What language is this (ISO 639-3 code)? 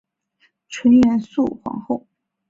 zho